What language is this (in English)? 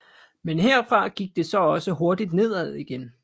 Danish